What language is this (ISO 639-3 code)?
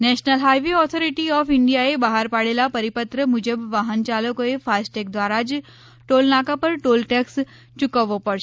guj